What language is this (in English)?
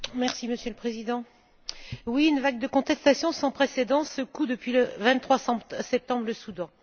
French